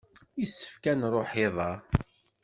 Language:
Kabyle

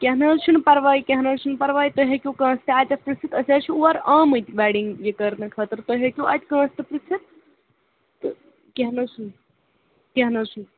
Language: Kashmiri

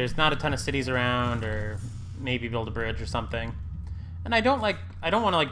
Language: English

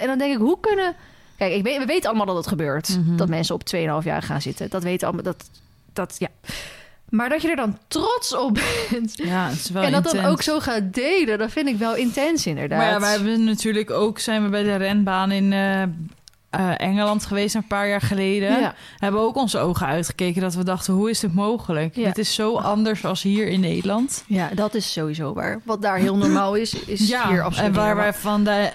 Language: Dutch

